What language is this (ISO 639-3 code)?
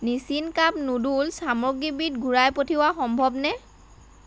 asm